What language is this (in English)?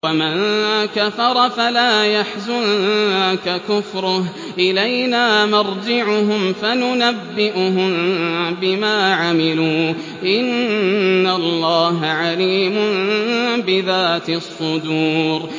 Arabic